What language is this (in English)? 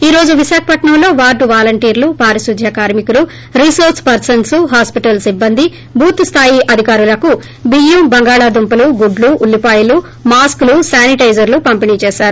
Telugu